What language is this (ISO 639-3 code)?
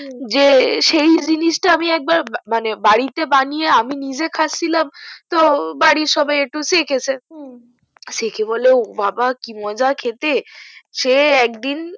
ben